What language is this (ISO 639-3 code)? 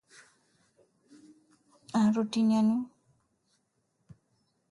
swa